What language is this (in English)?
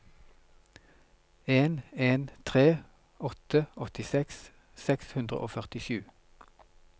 Norwegian